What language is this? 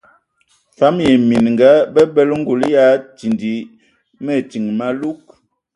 Ewondo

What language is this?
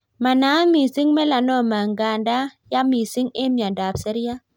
Kalenjin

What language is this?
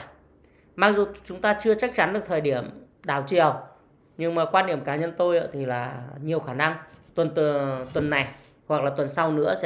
Vietnamese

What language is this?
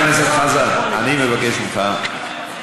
Hebrew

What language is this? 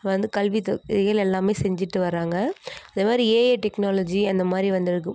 Tamil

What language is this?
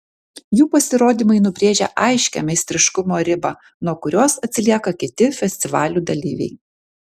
Lithuanian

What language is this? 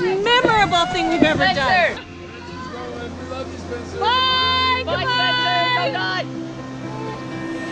English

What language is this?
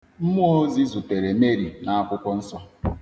Igbo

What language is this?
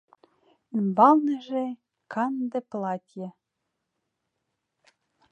Mari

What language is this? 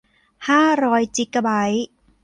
Thai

